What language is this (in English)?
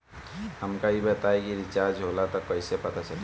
Bhojpuri